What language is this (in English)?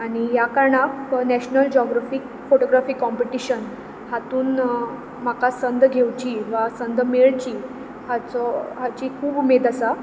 Konkani